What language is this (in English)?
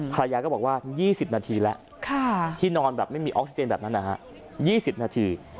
Thai